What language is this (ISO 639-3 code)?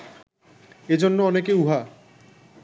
ben